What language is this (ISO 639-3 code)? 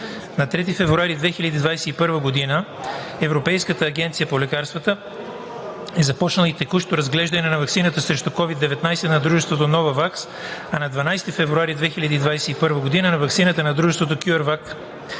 bul